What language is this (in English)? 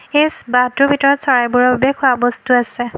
Assamese